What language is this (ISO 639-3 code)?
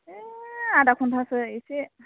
brx